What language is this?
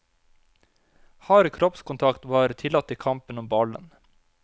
Norwegian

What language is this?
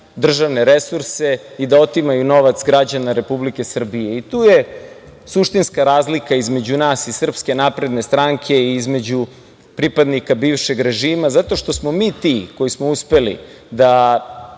Serbian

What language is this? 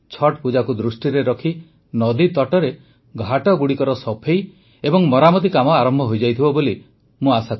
Odia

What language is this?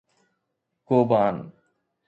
Sindhi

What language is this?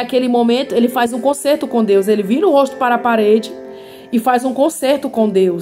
Portuguese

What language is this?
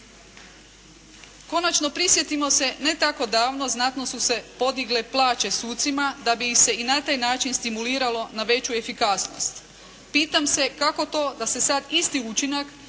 Croatian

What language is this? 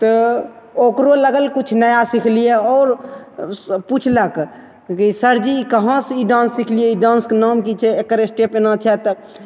Maithili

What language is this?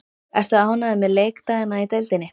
Icelandic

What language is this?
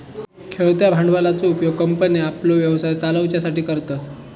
Marathi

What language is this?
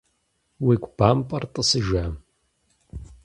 Kabardian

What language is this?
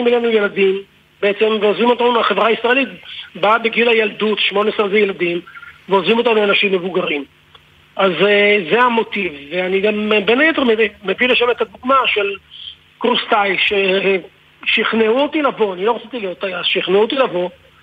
Hebrew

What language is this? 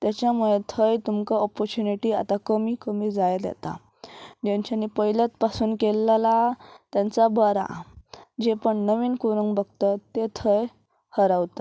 Konkani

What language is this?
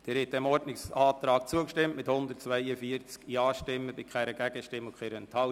Swiss German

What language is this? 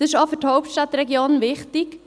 Swiss German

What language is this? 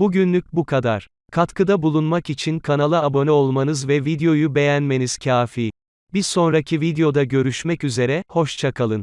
Turkish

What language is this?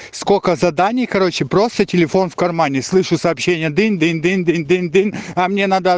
Russian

